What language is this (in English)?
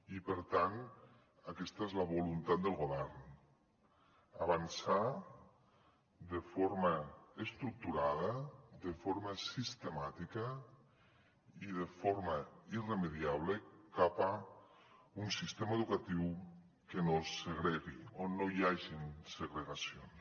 Catalan